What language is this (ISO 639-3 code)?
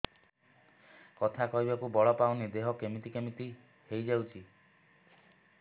ori